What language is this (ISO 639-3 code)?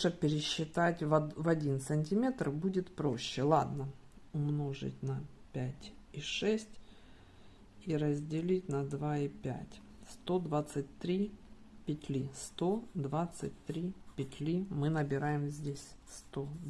rus